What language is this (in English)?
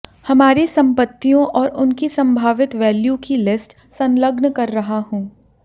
Hindi